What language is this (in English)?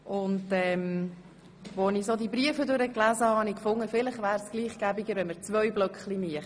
Swiss German